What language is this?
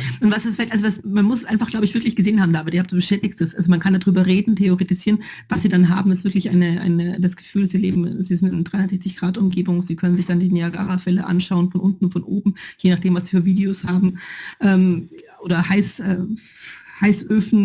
German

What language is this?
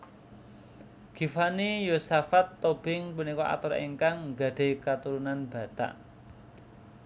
Javanese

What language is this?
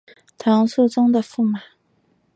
Chinese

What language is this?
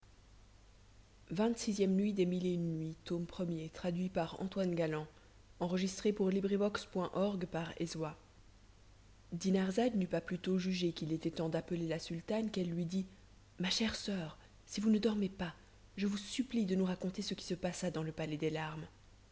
French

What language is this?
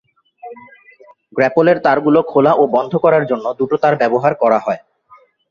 Bangla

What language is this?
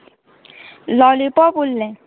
Konkani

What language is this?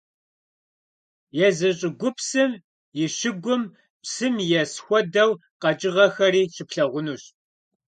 Kabardian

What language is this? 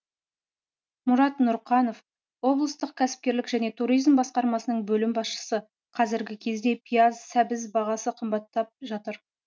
Kazakh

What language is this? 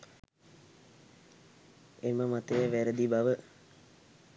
Sinhala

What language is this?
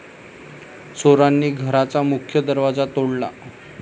Marathi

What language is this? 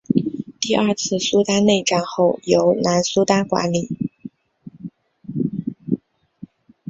Chinese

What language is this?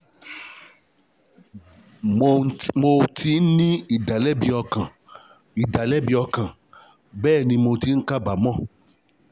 Yoruba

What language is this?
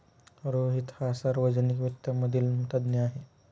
Marathi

